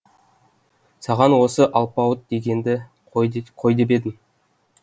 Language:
Kazakh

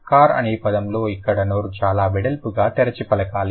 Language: Telugu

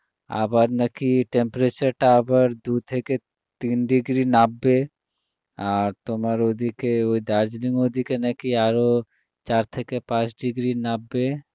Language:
Bangla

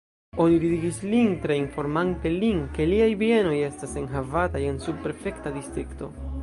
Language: Esperanto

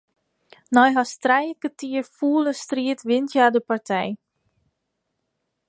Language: Western Frisian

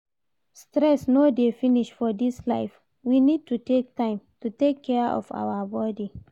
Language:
Nigerian Pidgin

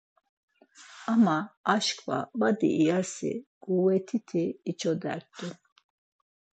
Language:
Laz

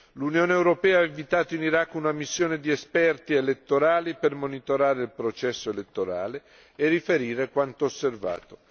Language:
Italian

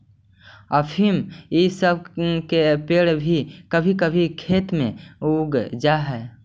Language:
Magahi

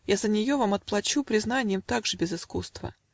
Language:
Russian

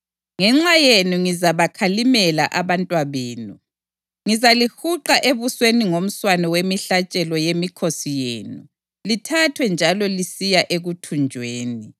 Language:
North Ndebele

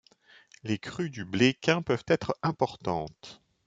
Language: French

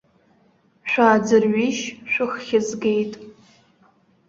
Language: Abkhazian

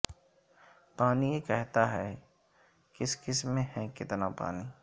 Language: Urdu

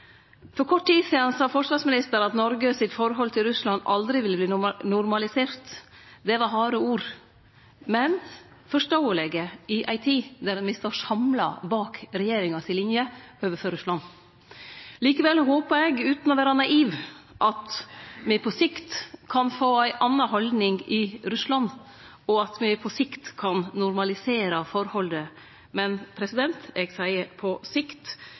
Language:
Norwegian Nynorsk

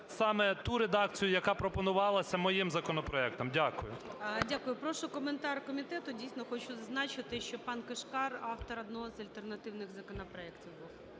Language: Ukrainian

